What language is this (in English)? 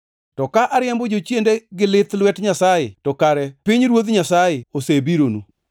Luo (Kenya and Tanzania)